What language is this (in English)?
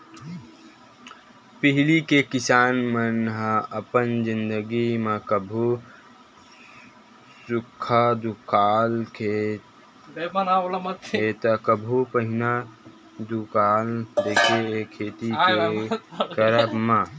Chhattisgarhi